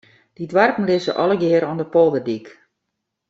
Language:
Western Frisian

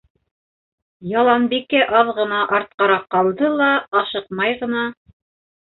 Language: Bashkir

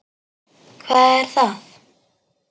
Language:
Icelandic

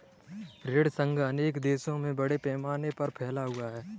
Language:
Hindi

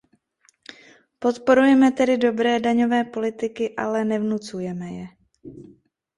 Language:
Czech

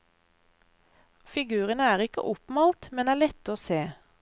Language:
Norwegian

